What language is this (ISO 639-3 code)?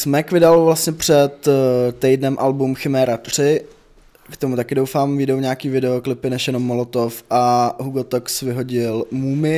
ces